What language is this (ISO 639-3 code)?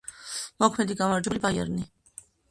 kat